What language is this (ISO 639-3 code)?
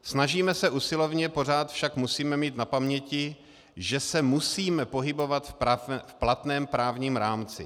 ces